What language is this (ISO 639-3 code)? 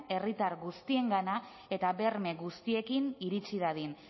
eus